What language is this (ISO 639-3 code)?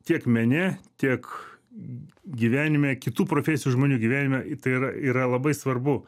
lit